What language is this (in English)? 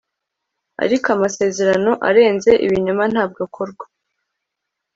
Kinyarwanda